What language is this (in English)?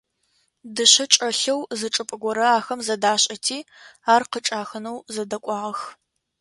Adyghe